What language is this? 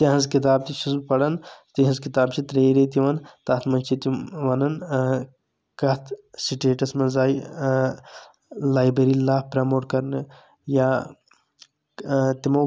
Kashmiri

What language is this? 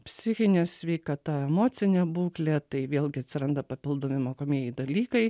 Lithuanian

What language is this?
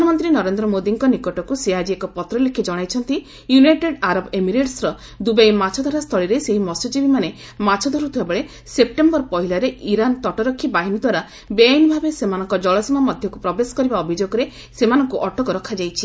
Odia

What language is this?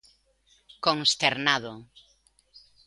Galician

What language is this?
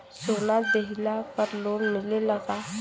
Bhojpuri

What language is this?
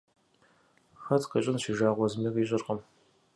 Kabardian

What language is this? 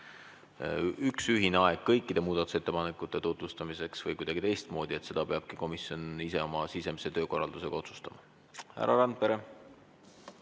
Estonian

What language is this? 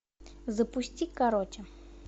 Russian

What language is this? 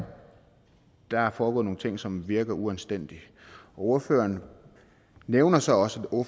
Danish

